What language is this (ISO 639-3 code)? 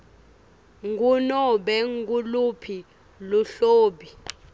ssw